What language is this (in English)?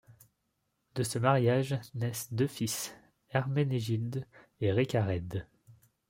French